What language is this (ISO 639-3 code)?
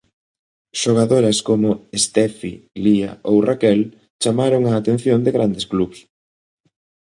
glg